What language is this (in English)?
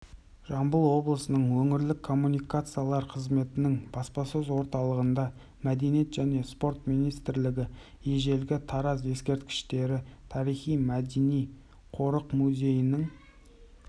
Kazakh